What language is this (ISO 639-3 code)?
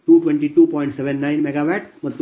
kan